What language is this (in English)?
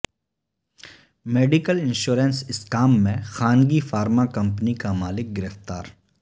Urdu